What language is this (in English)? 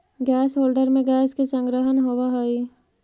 Magahi